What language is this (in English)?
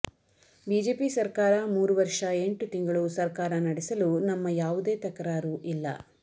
Kannada